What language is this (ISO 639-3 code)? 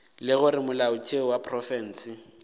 nso